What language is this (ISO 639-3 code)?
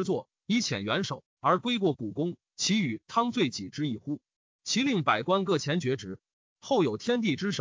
zho